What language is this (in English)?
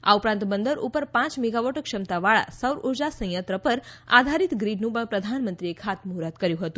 Gujarati